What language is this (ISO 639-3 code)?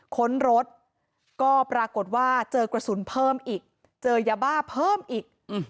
tha